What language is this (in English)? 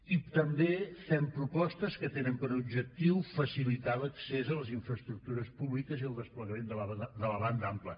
Catalan